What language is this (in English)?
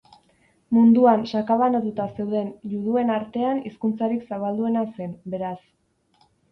Basque